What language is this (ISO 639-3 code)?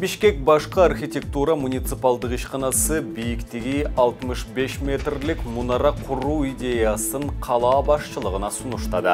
tur